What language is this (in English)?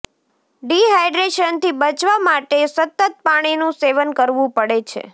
Gujarati